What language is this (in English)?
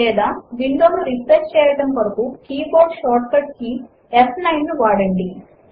Telugu